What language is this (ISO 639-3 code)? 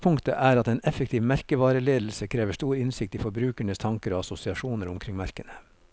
nor